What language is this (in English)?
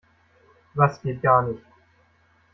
German